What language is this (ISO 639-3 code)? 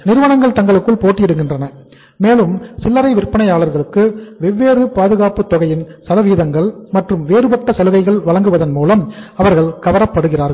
tam